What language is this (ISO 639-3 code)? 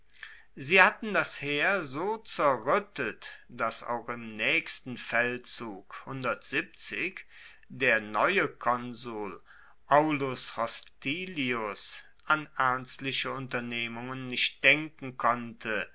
deu